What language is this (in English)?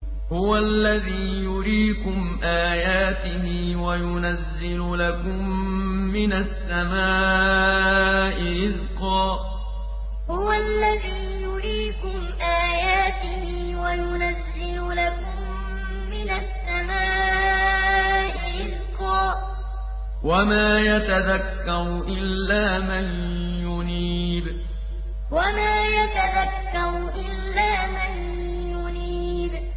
Arabic